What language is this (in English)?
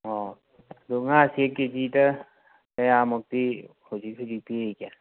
Manipuri